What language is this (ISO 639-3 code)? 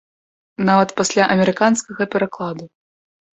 bel